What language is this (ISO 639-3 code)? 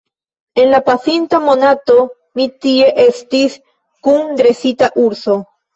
epo